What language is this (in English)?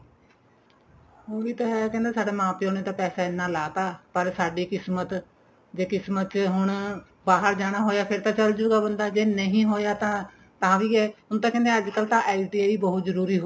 Punjabi